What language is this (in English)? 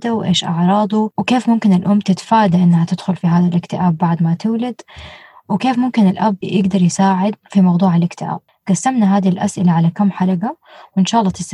Arabic